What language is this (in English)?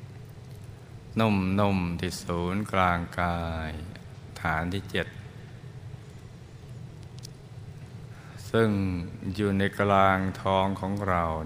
Thai